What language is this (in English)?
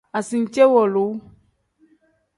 Tem